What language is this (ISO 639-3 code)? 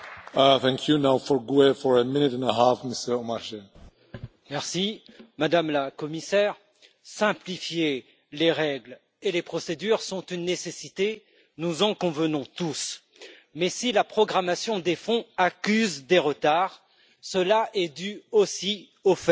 fra